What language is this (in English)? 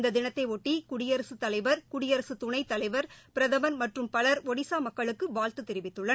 Tamil